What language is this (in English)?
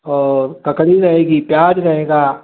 Hindi